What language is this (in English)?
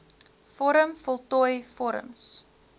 Afrikaans